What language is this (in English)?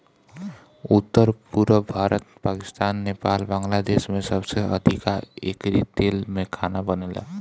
Bhojpuri